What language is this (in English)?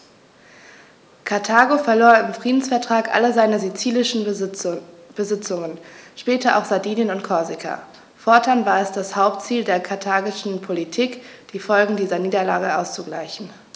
German